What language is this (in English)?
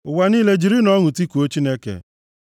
Igbo